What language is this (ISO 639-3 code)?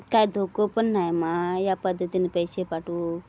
mar